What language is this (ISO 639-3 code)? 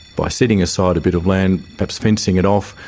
eng